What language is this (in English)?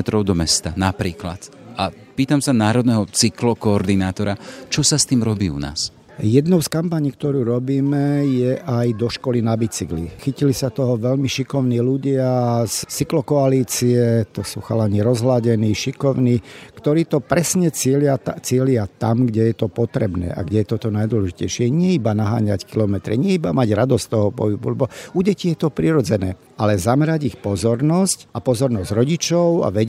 Slovak